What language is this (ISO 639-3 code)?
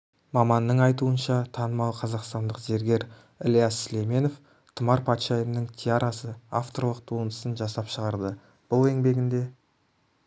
kaz